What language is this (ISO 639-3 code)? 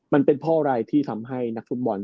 tha